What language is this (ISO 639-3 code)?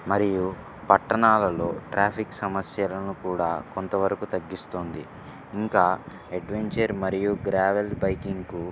tel